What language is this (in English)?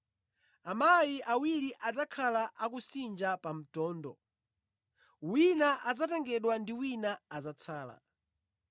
Nyanja